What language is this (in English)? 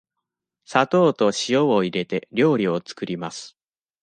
Japanese